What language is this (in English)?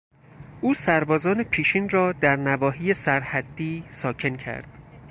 Persian